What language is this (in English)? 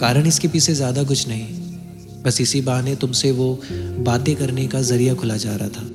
Hindi